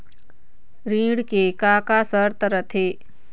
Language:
Chhattisgarhi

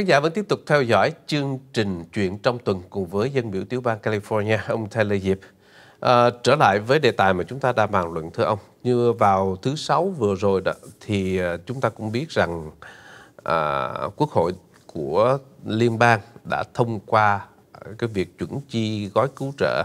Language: Vietnamese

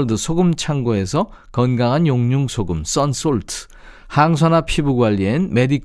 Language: Korean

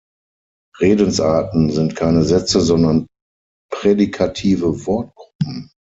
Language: German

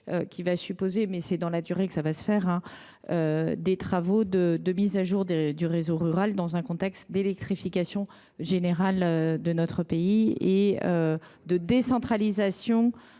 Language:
French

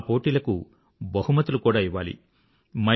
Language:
Telugu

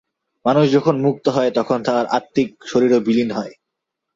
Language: Bangla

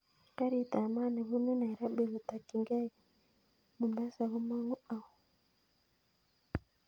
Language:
Kalenjin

